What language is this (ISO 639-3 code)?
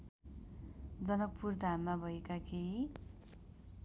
nep